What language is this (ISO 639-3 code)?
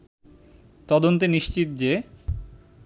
ben